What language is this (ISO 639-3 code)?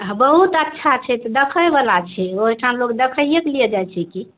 mai